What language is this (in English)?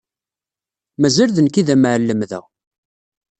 Kabyle